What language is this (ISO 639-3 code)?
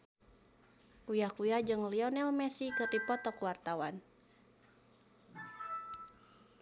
sun